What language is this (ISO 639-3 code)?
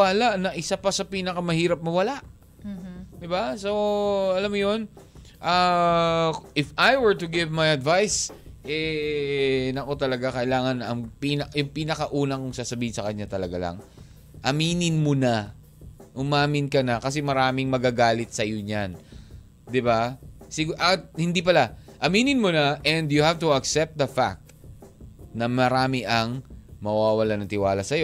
fil